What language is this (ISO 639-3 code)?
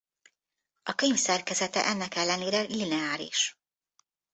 hun